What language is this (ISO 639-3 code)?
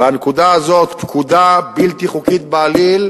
heb